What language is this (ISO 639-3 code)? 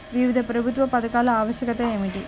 tel